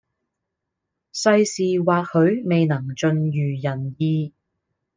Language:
Cantonese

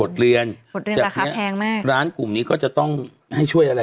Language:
Thai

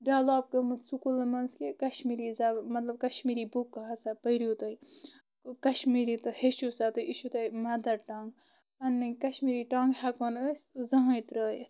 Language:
Kashmiri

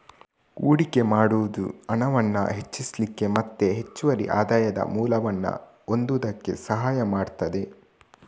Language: Kannada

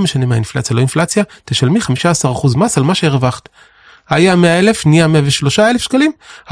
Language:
Hebrew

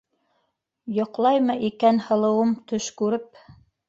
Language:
Bashkir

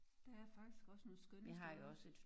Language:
Danish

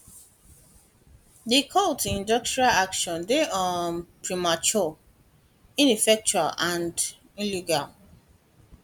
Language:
Nigerian Pidgin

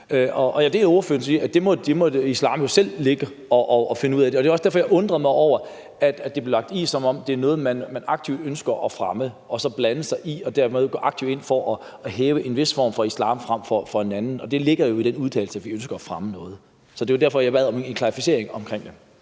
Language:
Danish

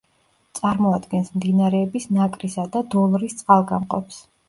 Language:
Georgian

